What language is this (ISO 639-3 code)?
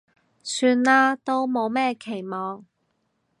yue